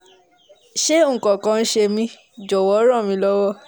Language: Yoruba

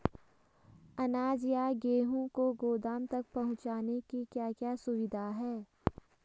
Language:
Hindi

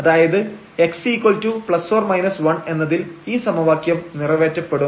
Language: Malayalam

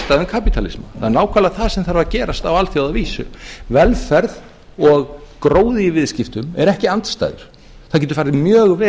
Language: Icelandic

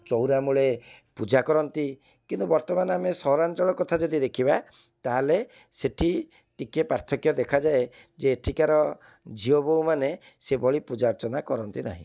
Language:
Odia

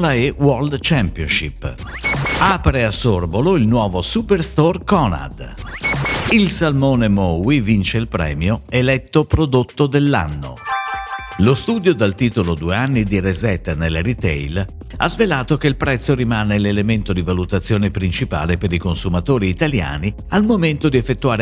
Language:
Italian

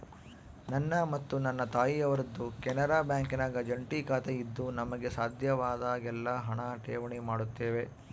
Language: Kannada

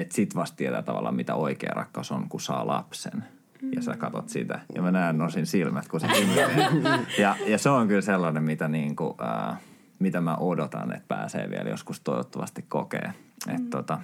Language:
Finnish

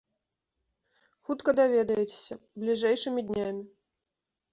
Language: Belarusian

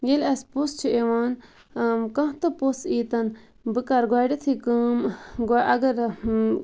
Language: Kashmiri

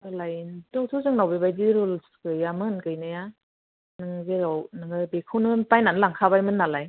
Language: Bodo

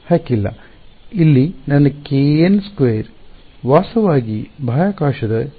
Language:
Kannada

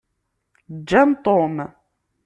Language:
Kabyle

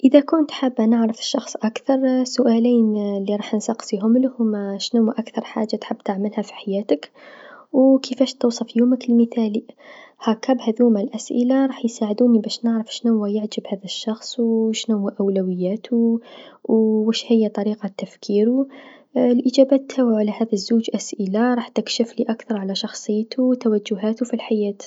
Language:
Tunisian Arabic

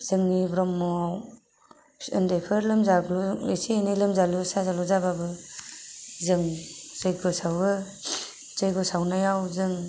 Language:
Bodo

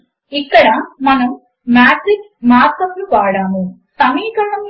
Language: Telugu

